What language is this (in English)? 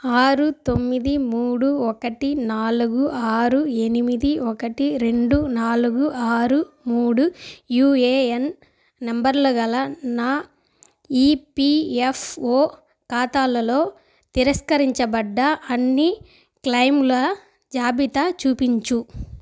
Telugu